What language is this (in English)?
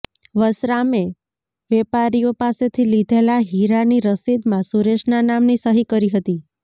Gujarati